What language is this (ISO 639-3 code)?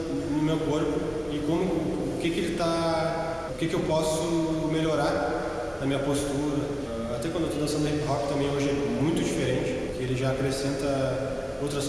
por